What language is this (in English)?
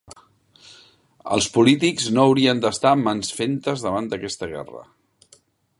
Catalan